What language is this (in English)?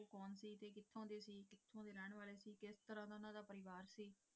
Punjabi